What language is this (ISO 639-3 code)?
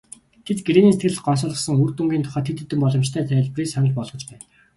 mon